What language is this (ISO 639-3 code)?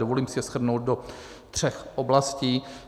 ces